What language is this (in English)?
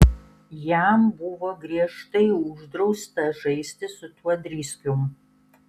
Lithuanian